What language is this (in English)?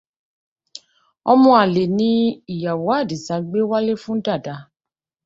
Yoruba